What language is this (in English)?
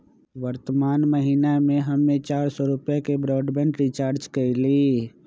Magahi